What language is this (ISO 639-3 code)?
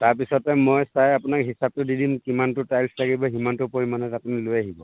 asm